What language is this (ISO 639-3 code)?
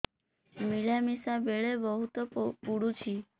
ori